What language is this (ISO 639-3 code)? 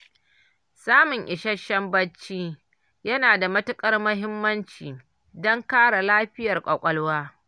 hau